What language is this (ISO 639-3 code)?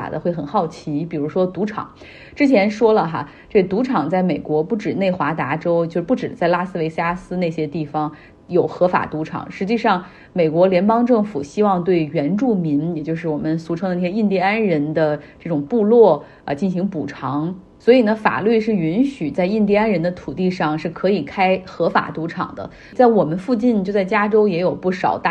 zho